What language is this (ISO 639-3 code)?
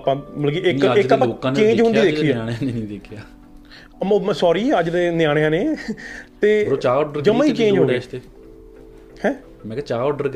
pan